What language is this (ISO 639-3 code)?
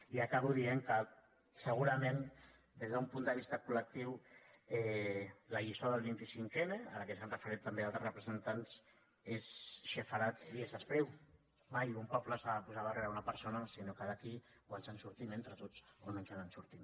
cat